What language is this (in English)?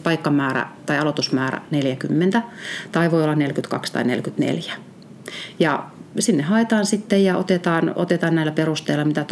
Finnish